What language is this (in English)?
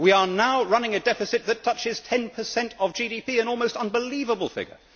English